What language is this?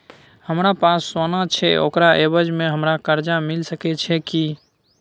Maithili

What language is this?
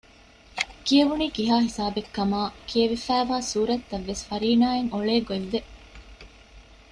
Divehi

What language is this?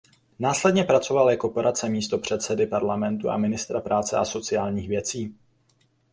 Czech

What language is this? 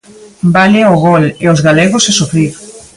Galician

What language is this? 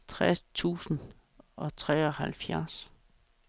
Danish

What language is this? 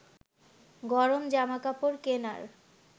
Bangla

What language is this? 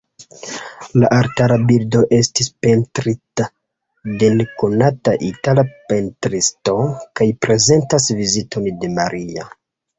Esperanto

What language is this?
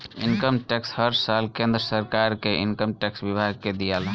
Bhojpuri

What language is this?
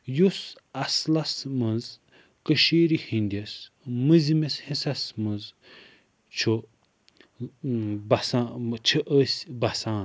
Kashmiri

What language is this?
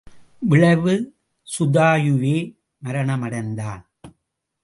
Tamil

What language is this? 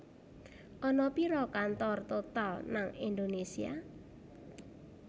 Javanese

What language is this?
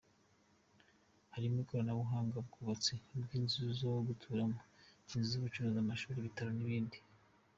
Kinyarwanda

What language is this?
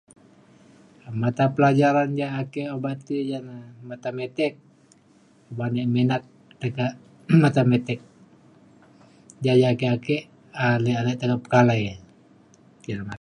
Mainstream Kenyah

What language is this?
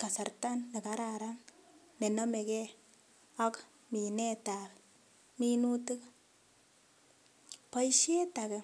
Kalenjin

